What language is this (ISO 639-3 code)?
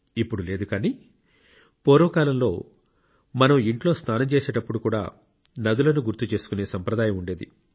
tel